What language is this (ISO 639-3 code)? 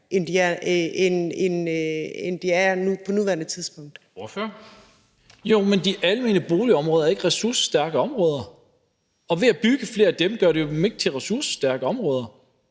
dan